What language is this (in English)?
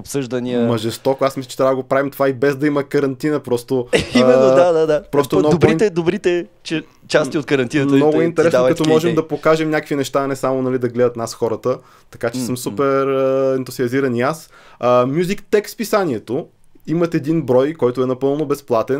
Bulgarian